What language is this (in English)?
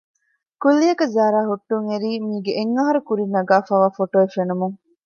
Divehi